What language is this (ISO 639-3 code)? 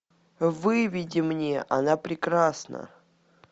rus